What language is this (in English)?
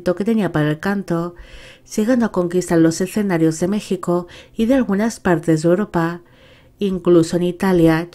Spanish